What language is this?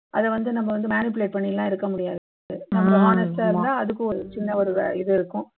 Tamil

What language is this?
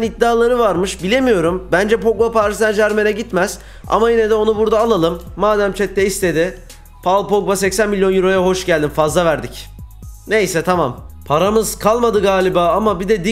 Turkish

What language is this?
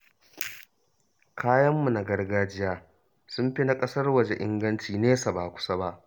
Hausa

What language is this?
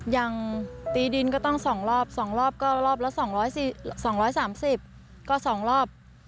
Thai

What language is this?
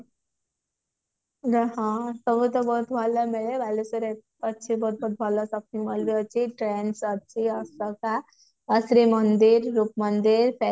Odia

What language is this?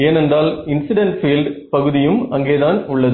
Tamil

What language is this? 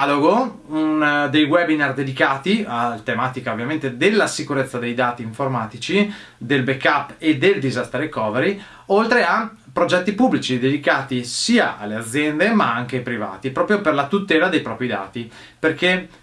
Italian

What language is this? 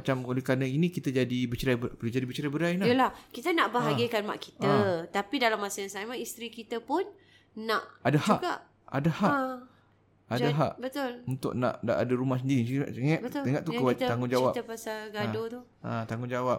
Malay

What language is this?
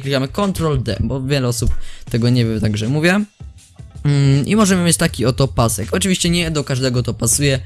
Polish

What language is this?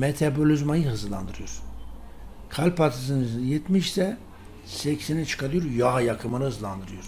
Turkish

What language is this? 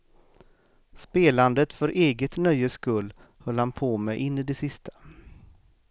Swedish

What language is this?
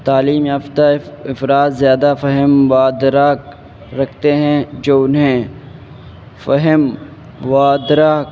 Urdu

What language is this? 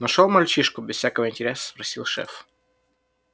Russian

